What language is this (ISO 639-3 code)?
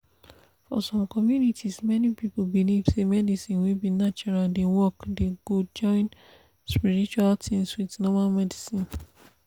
pcm